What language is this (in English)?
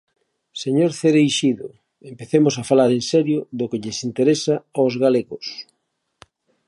Galician